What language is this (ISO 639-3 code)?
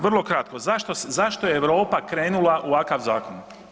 hrv